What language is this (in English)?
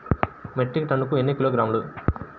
Telugu